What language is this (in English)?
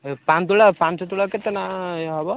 Odia